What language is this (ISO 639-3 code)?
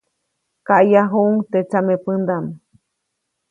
zoc